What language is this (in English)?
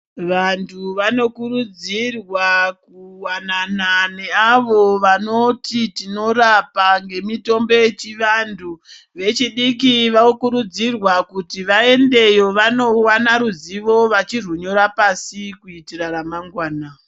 Ndau